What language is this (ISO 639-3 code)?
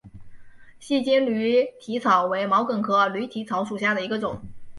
zho